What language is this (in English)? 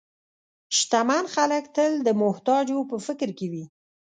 Pashto